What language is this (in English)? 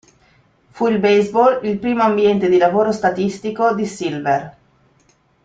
Italian